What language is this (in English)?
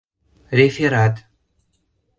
Mari